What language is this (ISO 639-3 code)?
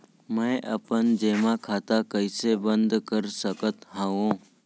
hne